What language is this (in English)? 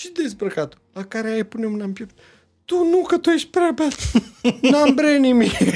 Romanian